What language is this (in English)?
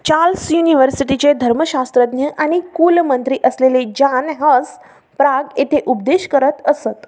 Marathi